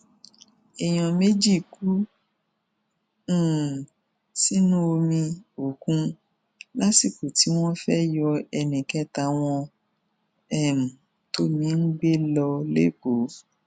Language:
Yoruba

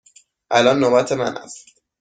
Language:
Persian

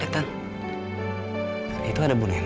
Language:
Indonesian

